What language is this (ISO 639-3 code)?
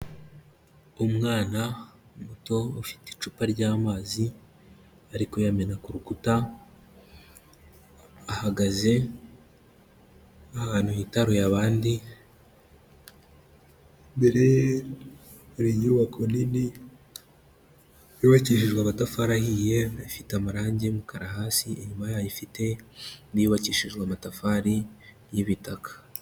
kin